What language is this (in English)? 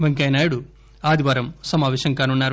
Telugu